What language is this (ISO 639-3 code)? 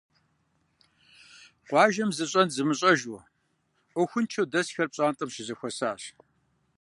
kbd